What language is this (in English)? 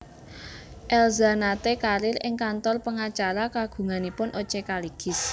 Javanese